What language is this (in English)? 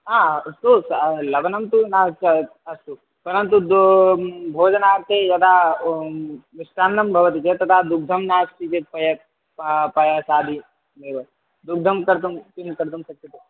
Sanskrit